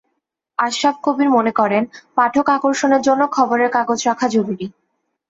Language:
Bangla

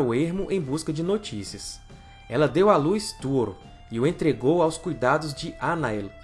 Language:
Portuguese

